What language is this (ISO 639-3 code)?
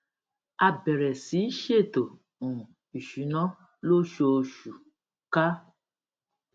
yor